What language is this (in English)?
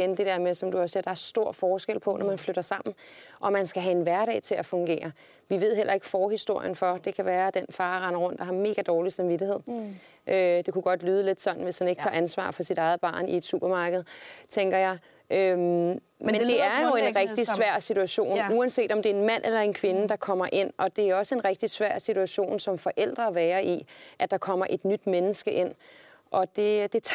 Danish